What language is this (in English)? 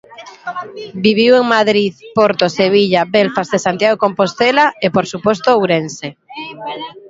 Galician